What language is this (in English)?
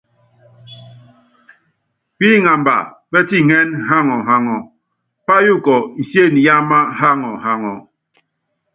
Yangben